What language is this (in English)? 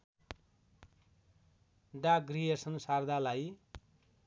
Nepali